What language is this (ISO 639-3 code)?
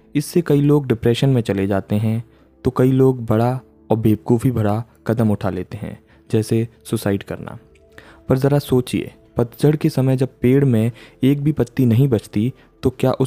hin